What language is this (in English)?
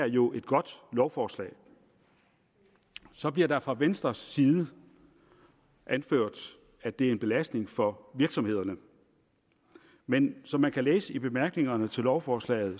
Danish